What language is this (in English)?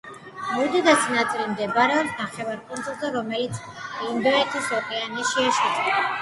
Georgian